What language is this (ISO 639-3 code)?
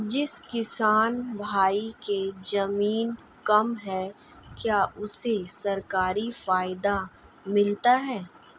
hin